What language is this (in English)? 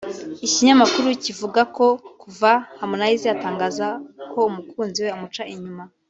Kinyarwanda